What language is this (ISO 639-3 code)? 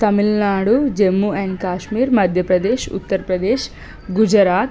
tel